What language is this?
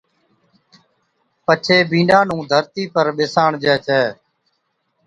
Od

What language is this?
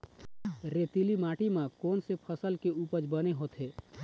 Chhattisgarhi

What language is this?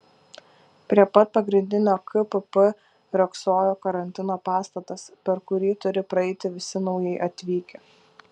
Lithuanian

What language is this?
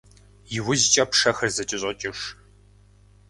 Kabardian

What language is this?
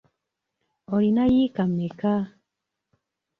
Ganda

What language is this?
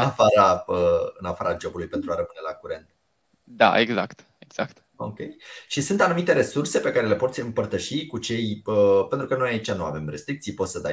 Romanian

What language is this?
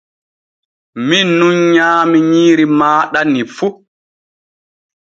Borgu Fulfulde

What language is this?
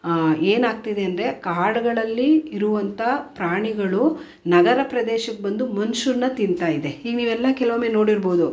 Kannada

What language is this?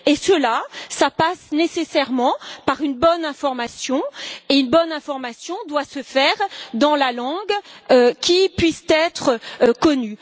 French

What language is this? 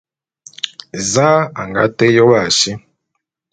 Bulu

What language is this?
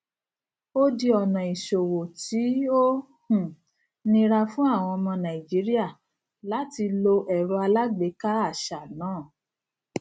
Yoruba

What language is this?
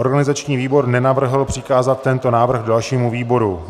Czech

